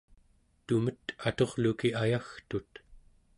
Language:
Central Yupik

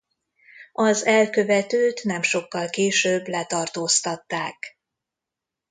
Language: Hungarian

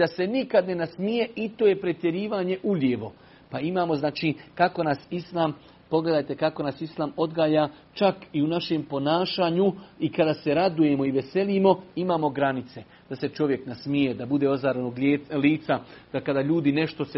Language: Croatian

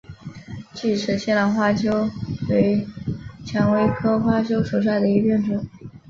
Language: Chinese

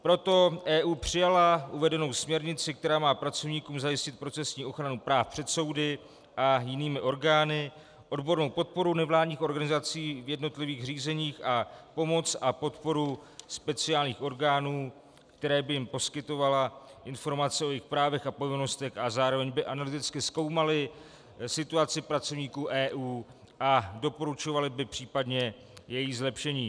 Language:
Czech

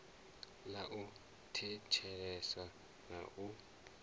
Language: Venda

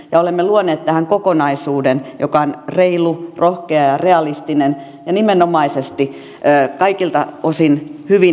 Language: Finnish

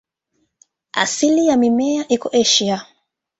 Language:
Swahili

